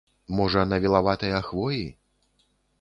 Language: Belarusian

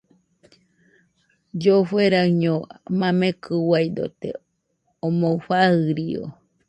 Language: Nüpode Huitoto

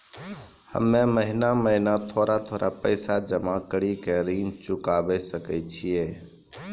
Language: Maithili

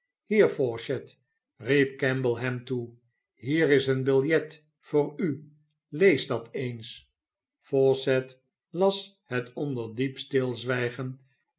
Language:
Dutch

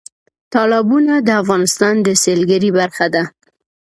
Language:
Pashto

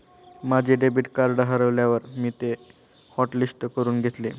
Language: Marathi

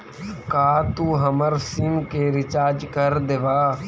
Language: Magahi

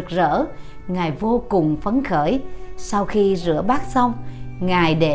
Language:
Vietnamese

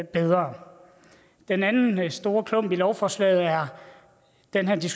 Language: Danish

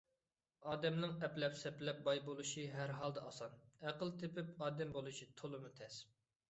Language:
Uyghur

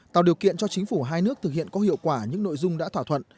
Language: Vietnamese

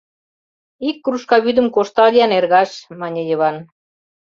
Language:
Mari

